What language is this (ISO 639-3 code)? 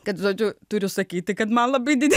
lit